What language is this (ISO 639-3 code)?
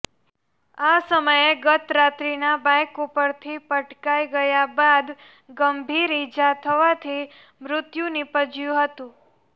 guj